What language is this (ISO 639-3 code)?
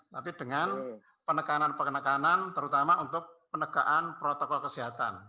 ind